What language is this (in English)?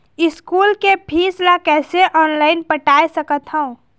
Chhattisgarhi